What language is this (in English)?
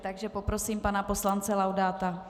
Czech